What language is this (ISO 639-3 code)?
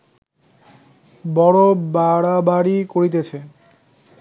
ben